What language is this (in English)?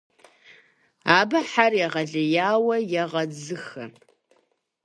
Kabardian